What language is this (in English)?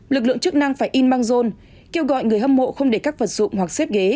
Vietnamese